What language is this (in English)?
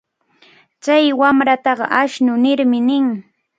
Cajatambo North Lima Quechua